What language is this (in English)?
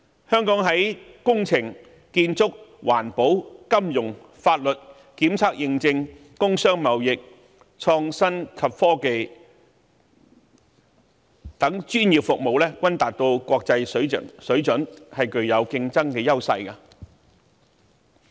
Cantonese